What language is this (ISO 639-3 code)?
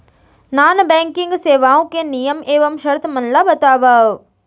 hne